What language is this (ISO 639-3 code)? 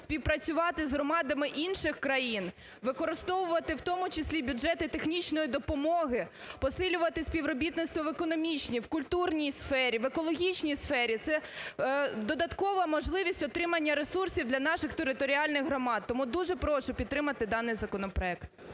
ukr